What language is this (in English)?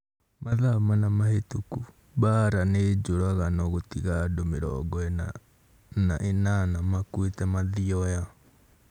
Kikuyu